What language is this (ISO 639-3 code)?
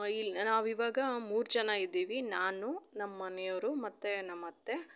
kan